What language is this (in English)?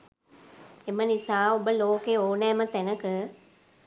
Sinhala